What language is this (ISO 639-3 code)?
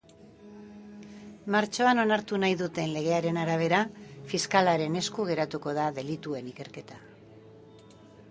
eus